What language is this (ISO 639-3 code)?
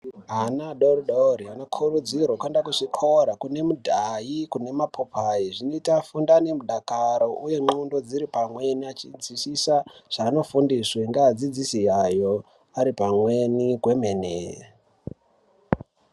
ndc